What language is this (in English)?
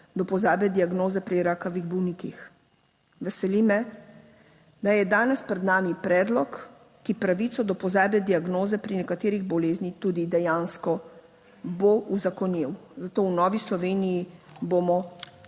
Slovenian